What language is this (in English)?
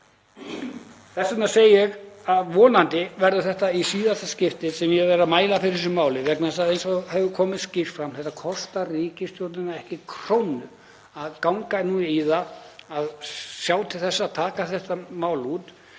Icelandic